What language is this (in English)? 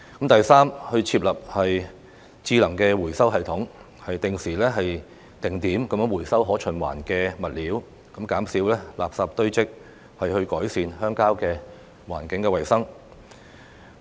Cantonese